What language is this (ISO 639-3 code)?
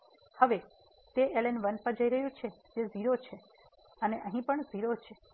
guj